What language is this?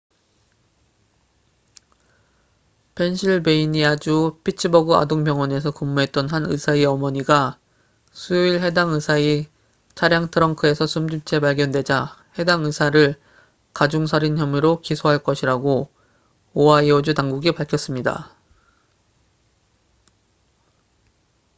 Korean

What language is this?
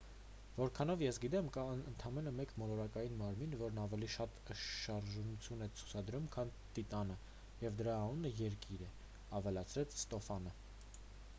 Armenian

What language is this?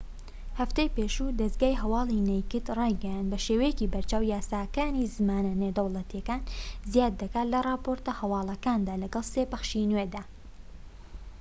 Central Kurdish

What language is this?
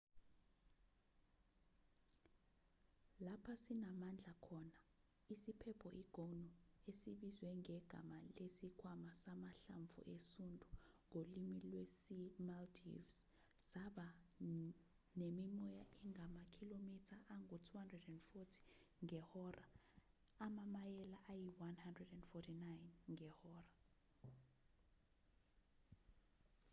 Zulu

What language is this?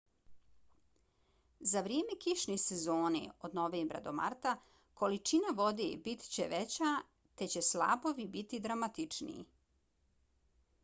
Bosnian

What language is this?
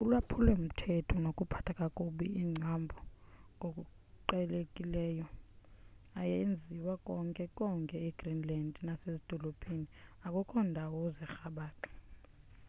Xhosa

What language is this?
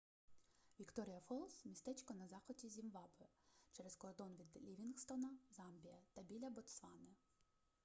Ukrainian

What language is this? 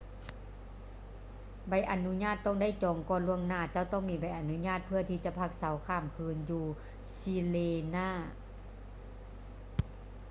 Lao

